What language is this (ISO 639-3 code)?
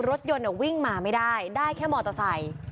tha